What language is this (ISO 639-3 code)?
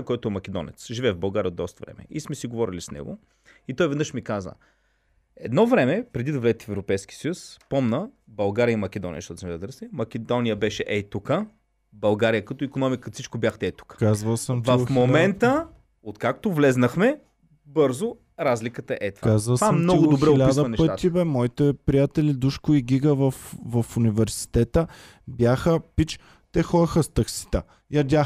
bul